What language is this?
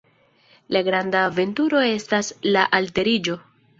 Esperanto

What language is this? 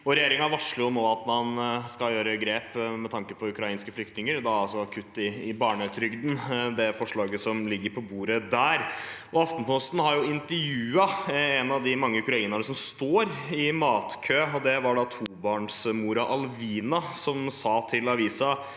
Norwegian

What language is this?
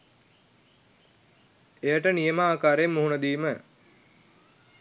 Sinhala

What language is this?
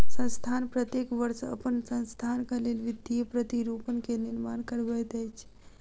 Maithili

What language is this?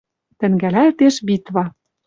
Western Mari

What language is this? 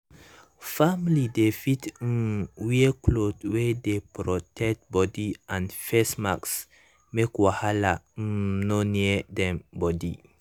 Nigerian Pidgin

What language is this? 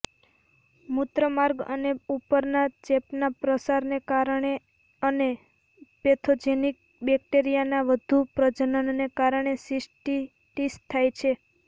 Gujarati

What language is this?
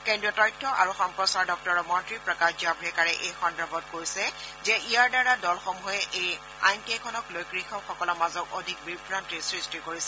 Assamese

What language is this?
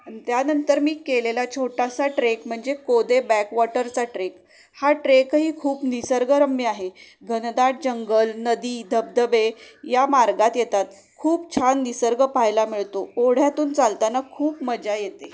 Marathi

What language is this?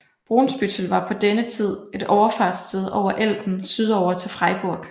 Danish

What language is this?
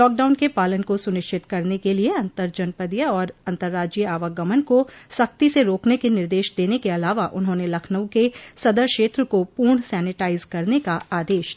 Hindi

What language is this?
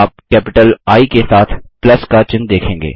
Hindi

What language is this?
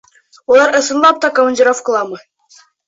Bashkir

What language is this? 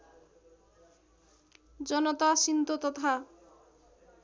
Nepali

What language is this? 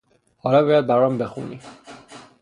Persian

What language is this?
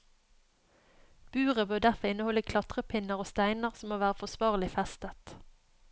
Norwegian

